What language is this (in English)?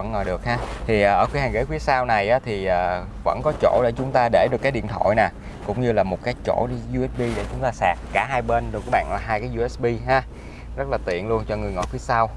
Vietnamese